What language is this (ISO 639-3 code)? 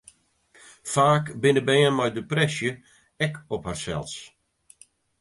fry